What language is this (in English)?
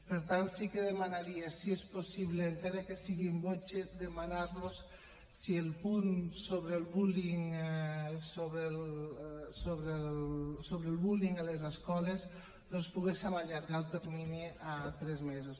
Catalan